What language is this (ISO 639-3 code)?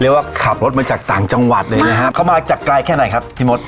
tha